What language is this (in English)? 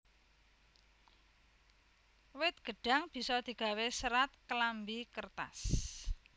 Javanese